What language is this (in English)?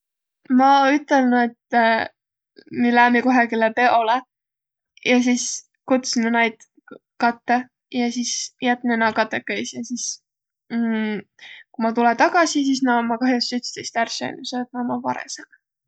Võro